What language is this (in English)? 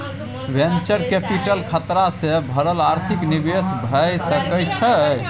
Maithili